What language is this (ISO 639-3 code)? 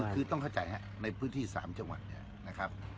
tha